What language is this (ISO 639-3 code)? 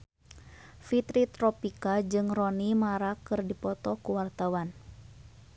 sun